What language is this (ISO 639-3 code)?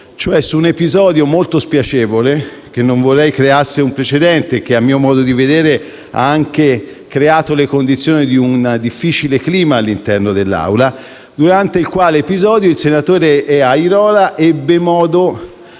ita